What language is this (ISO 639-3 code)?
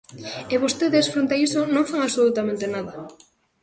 glg